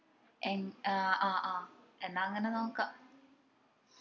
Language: Malayalam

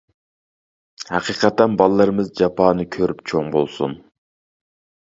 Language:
Uyghur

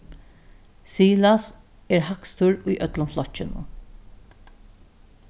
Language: Faroese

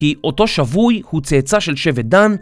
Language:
Hebrew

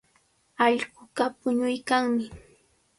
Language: Cajatambo North Lima Quechua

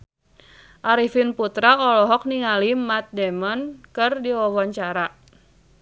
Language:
Sundanese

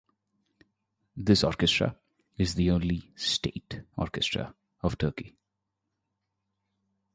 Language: English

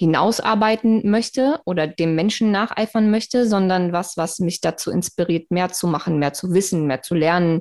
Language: German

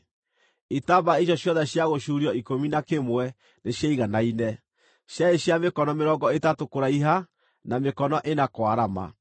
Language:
Kikuyu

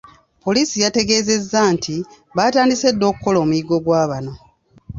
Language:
Ganda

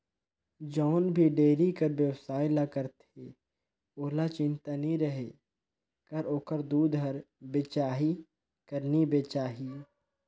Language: Chhattisgarhi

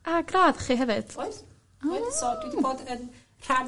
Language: Welsh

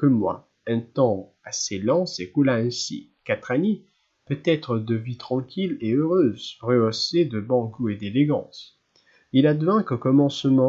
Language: French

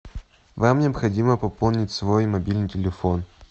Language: Russian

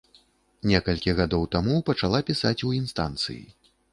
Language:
Belarusian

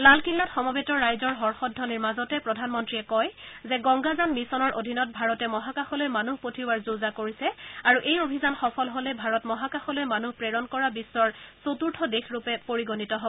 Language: Assamese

